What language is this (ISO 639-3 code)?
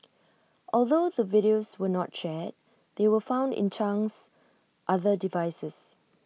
eng